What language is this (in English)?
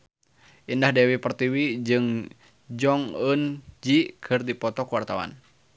Sundanese